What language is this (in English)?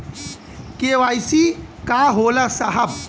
Bhojpuri